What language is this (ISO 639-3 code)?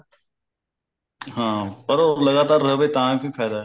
pan